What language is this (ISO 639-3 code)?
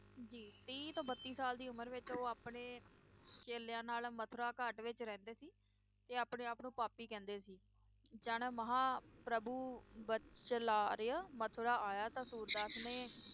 pan